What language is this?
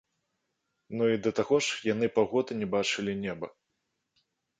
Belarusian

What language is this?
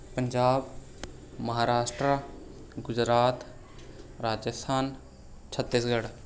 Punjabi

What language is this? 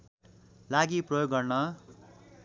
Nepali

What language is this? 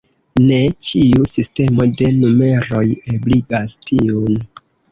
Esperanto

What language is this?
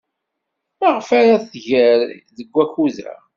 Kabyle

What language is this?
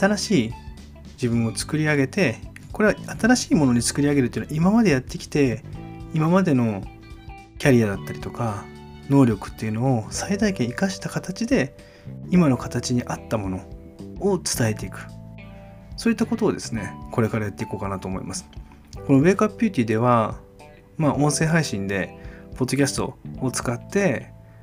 Japanese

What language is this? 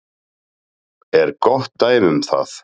Icelandic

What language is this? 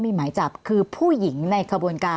Thai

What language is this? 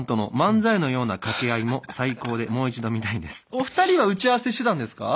Japanese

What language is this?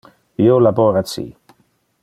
Interlingua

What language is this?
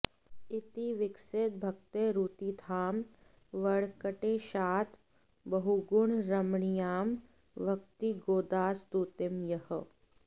Sanskrit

